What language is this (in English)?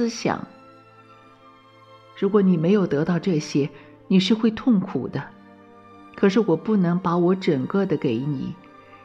Chinese